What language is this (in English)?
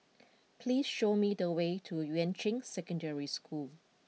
English